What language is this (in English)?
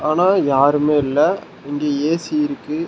Tamil